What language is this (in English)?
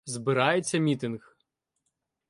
Ukrainian